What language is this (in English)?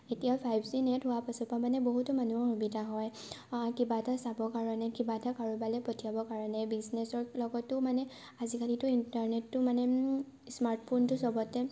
Assamese